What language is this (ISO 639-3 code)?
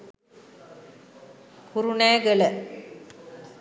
sin